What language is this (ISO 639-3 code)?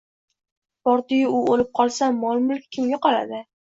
uzb